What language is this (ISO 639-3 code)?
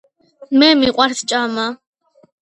kat